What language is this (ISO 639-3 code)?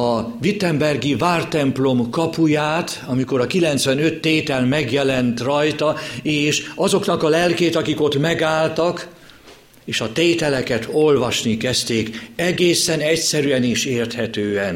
hun